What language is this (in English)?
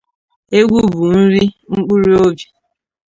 Igbo